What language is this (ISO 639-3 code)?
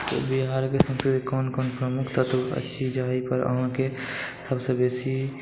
mai